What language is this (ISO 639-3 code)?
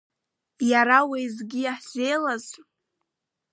abk